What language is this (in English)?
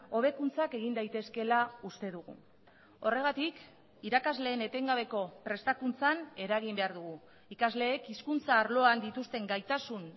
Basque